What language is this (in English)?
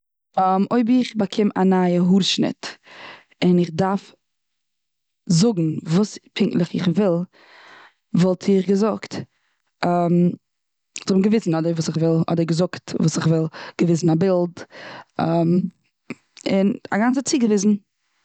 Yiddish